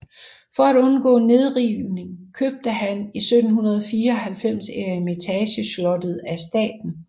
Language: Danish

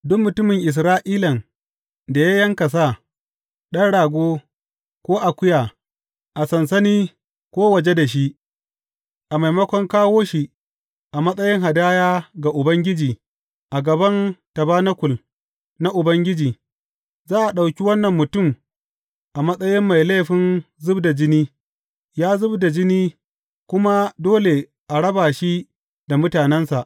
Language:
Hausa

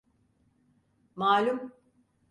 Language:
Turkish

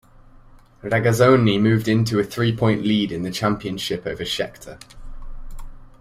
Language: English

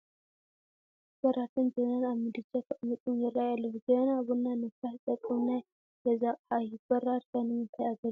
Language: Tigrinya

